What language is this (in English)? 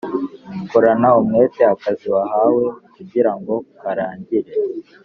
Kinyarwanda